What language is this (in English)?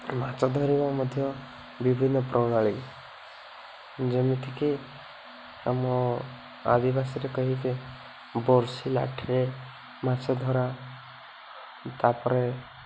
Odia